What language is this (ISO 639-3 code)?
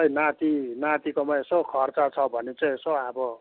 nep